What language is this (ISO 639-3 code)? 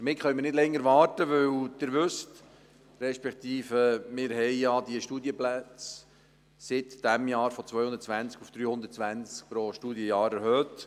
gsw